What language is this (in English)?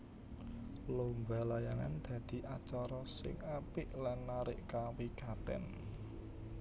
Javanese